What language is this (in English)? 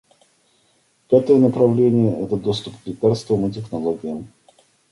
Russian